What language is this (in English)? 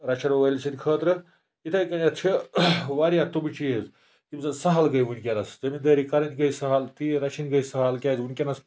Kashmiri